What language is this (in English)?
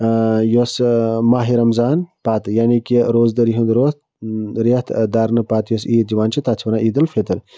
Kashmiri